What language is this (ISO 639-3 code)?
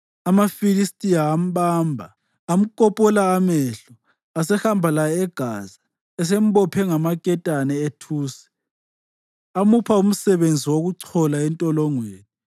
nde